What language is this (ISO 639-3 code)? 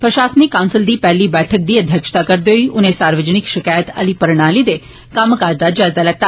doi